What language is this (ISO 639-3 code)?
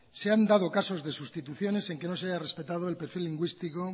spa